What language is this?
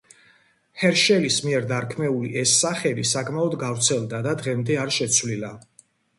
Georgian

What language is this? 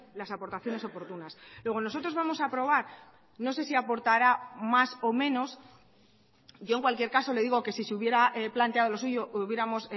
Spanish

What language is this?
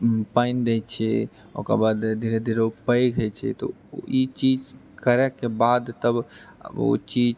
Maithili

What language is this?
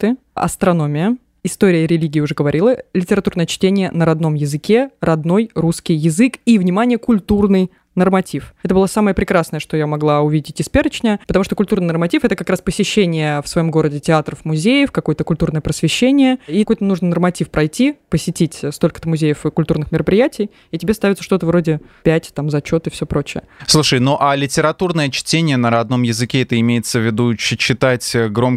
Russian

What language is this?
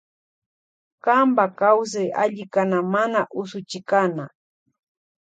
Loja Highland Quichua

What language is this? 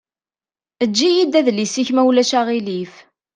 Kabyle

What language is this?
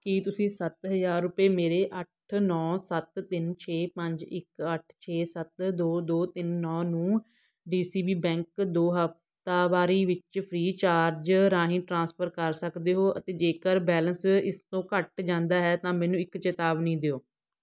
Punjabi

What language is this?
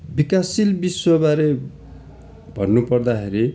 Nepali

